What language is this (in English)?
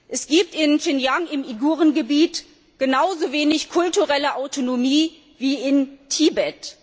German